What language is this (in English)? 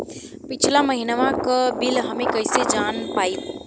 Bhojpuri